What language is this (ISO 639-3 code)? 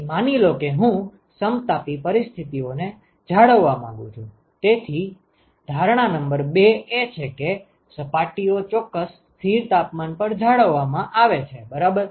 guj